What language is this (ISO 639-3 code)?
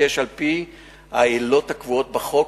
heb